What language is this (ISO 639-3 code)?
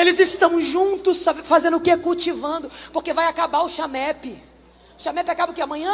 por